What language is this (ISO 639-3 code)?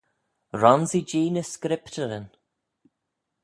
glv